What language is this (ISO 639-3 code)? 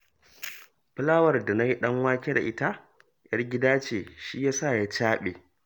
hau